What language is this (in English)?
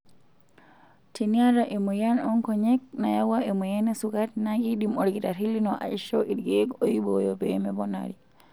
Masai